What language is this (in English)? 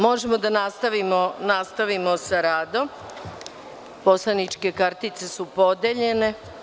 Serbian